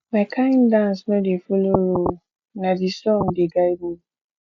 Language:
Nigerian Pidgin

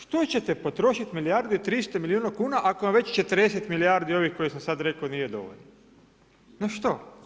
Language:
Croatian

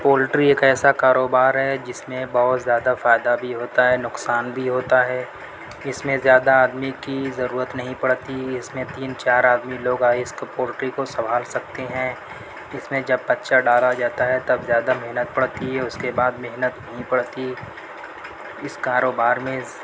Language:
Urdu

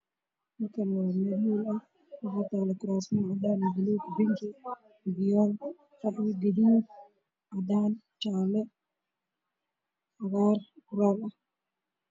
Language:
Somali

